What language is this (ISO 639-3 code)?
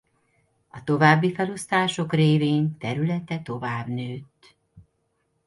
hun